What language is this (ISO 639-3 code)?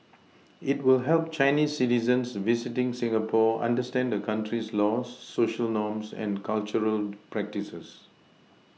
eng